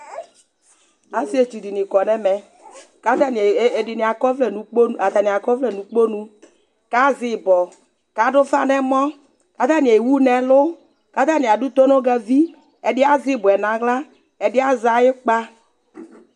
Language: Ikposo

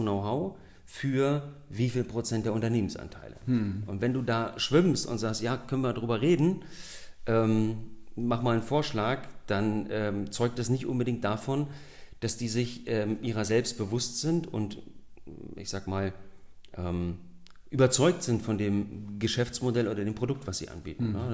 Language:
German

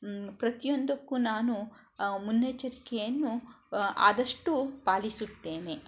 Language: Kannada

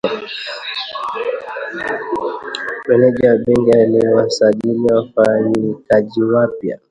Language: Swahili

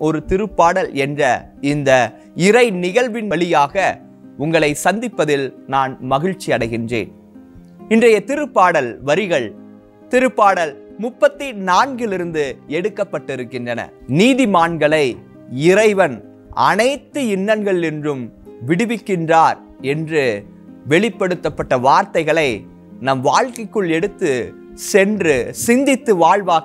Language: Tamil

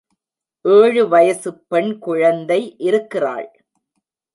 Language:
Tamil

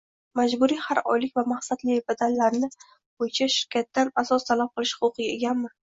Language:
Uzbek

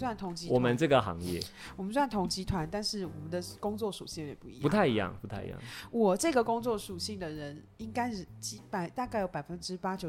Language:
Chinese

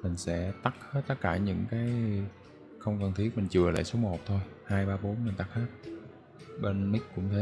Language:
Vietnamese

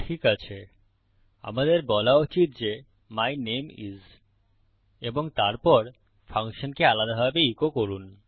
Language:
Bangla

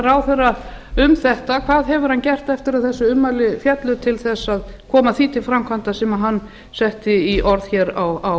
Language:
Icelandic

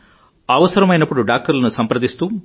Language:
Telugu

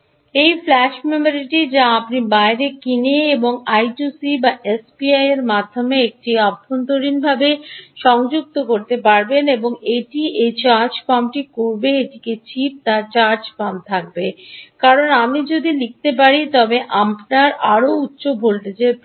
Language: Bangla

